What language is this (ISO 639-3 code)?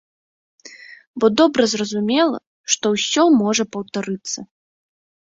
bel